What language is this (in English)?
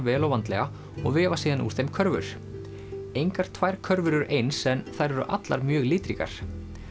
Icelandic